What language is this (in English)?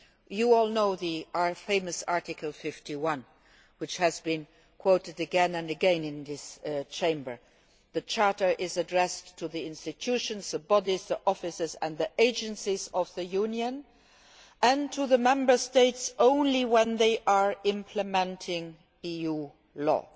English